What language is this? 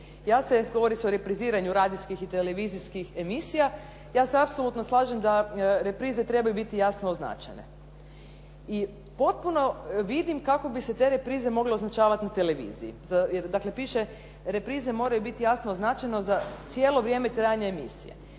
Croatian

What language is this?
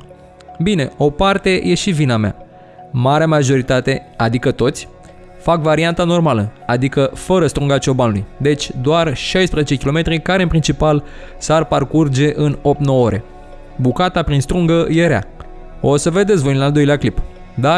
Romanian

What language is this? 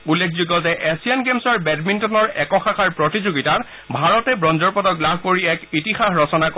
Assamese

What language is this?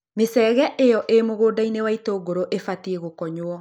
Kikuyu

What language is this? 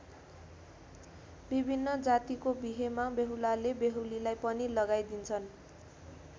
Nepali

